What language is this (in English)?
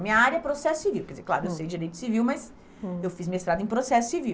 Portuguese